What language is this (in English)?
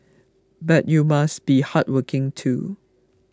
English